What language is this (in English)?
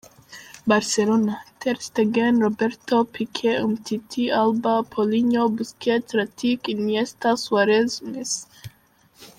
Kinyarwanda